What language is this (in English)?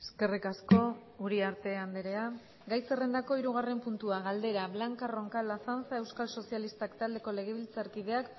Basque